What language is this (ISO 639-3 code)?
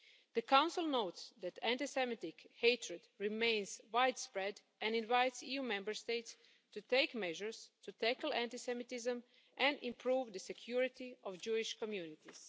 eng